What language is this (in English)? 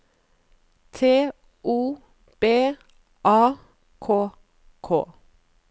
Norwegian